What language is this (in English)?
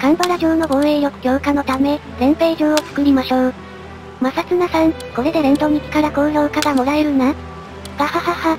Japanese